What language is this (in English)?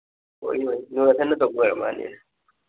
Manipuri